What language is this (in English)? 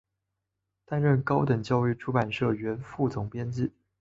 Chinese